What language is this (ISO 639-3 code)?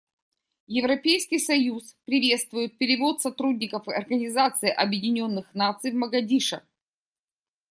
rus